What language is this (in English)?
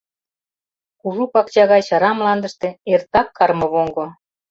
Mari